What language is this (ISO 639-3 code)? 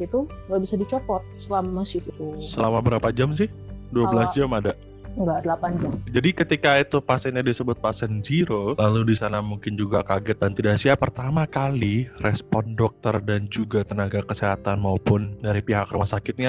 ind